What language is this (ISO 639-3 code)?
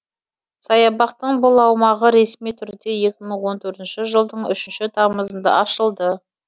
kaz